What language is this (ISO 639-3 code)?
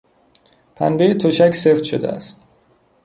fas